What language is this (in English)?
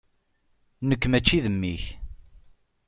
Kabyle